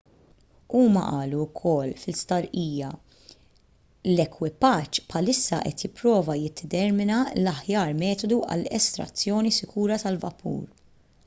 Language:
Maltese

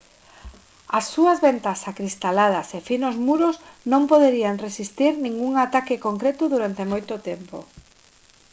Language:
Galician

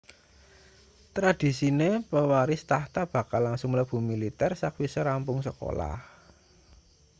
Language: Javanese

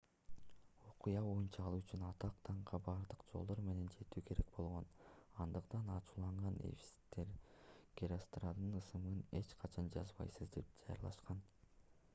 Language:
Kyrgyz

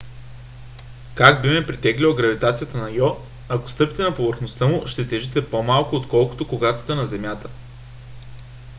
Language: Bulgarian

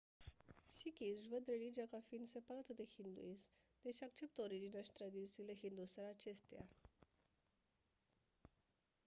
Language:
Romanian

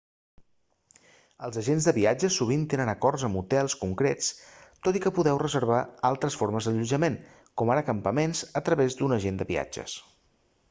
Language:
Catalan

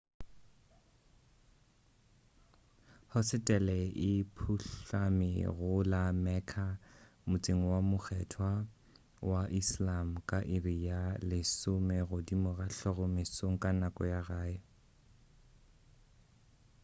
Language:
Northern Sotho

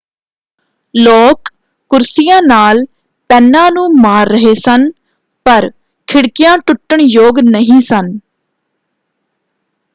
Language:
Punjabi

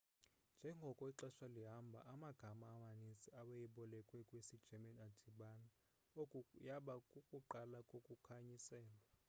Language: Xhosa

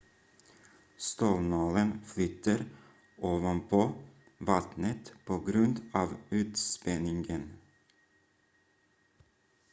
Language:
Swedish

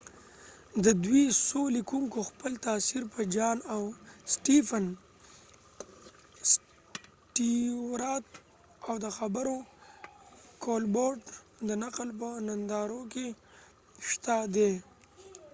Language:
Pashto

